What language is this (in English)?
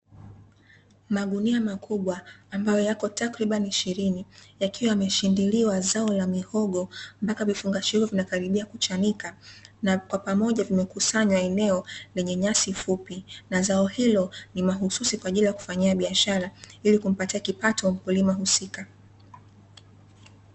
Swahili